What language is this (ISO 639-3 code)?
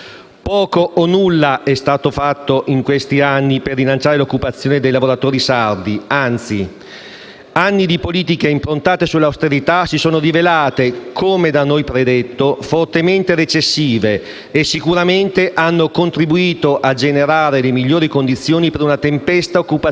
ita